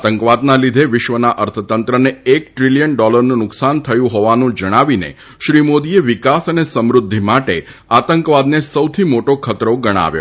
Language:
Gujarati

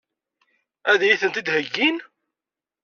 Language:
Kabyle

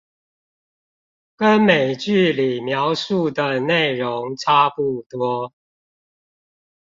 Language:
Chinese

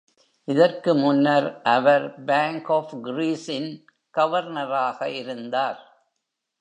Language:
Tamil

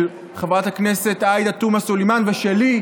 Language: Hebrew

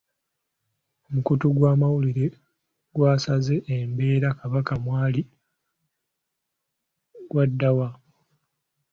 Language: Ganda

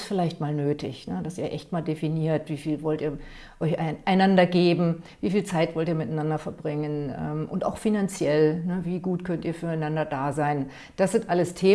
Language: German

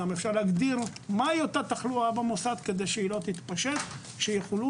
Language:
Hebrew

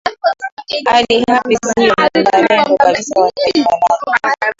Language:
Swahili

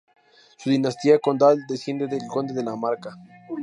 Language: Spanish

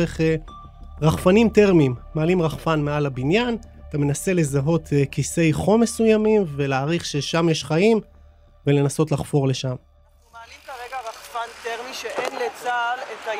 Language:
Hebrew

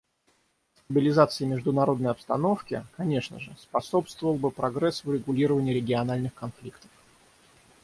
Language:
Russian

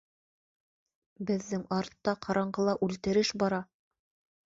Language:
Bashkir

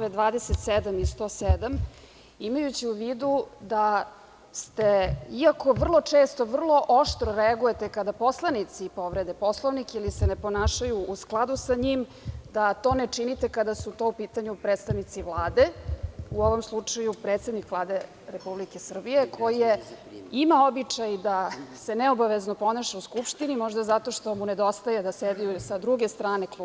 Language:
Serbian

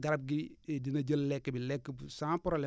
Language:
Wolof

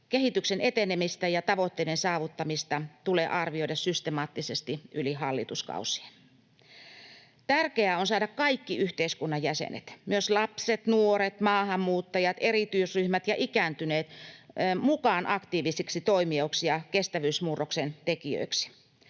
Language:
Finnish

